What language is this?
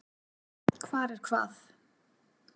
Icelandic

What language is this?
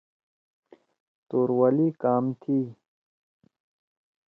Torwali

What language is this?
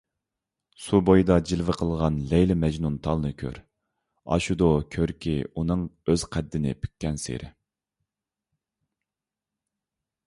Uyghur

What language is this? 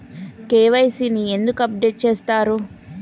Telugu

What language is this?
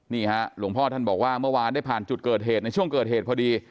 Thai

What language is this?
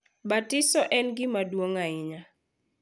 Luo (Kenya and Tanzania)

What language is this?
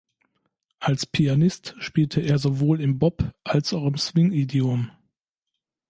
German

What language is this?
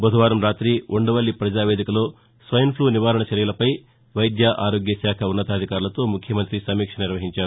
Telugu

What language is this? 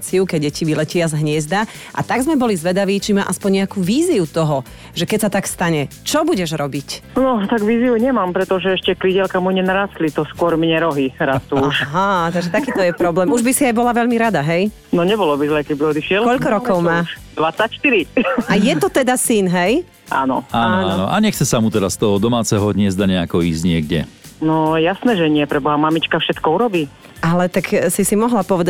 Slovak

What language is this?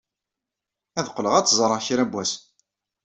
Kabyle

